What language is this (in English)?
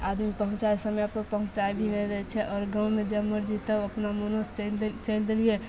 Maithili